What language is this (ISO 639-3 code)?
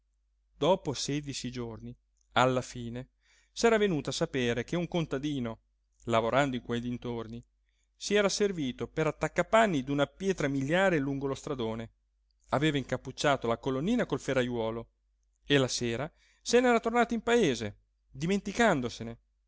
ita